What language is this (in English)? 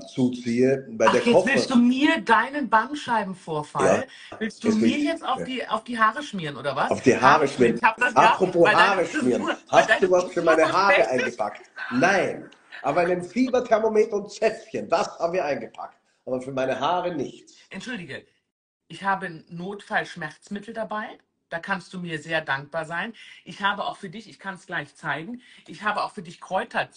German